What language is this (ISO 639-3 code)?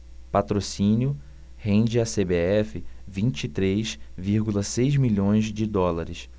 por